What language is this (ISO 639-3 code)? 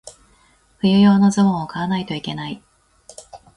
jpn